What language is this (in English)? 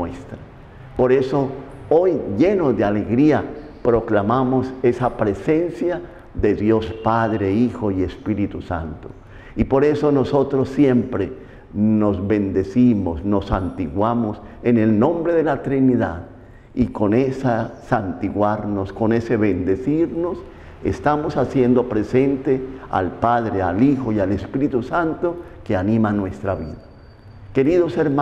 Spanish